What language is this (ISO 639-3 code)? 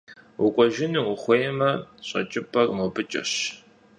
kbd